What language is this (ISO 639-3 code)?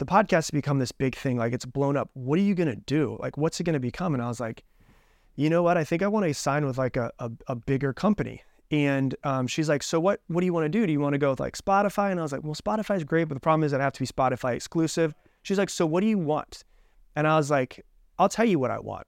eng